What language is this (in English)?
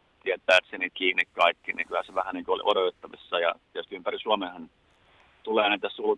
Finnish